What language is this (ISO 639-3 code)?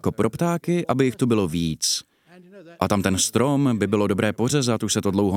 ces